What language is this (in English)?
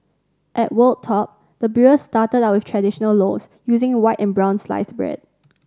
English